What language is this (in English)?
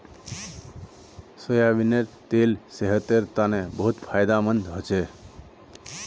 Magahi